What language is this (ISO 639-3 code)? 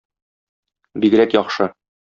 tat